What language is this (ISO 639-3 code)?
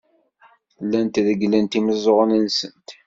kab